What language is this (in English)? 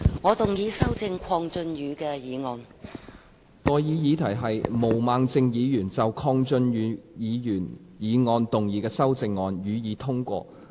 Cantonese